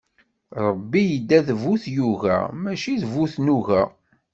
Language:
Kabyle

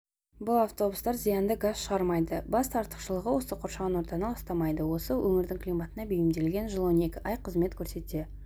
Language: Kazakh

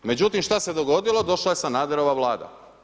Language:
Croatian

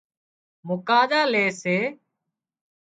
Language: Wadiyara Koli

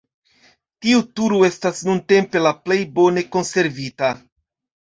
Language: Esperanto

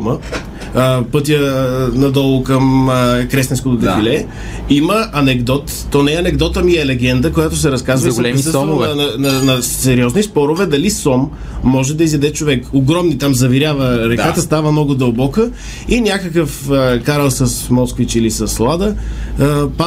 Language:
Bulgarian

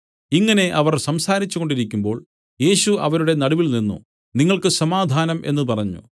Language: Malayalam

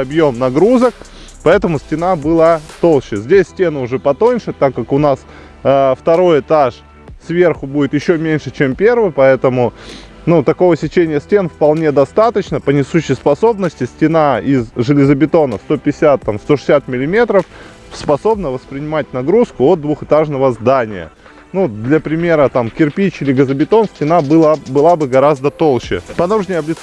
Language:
Russian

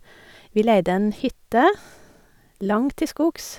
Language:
Norwegian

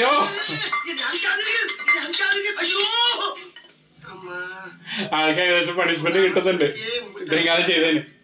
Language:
Tamil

